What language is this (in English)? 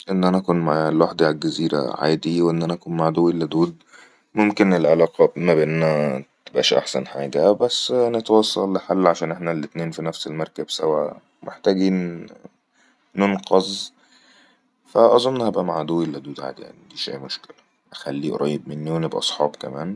Egyptian Arabic